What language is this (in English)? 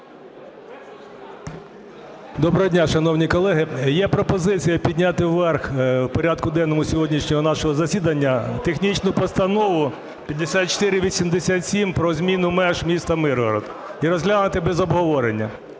Ukrainian